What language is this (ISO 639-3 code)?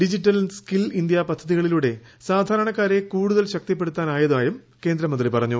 mal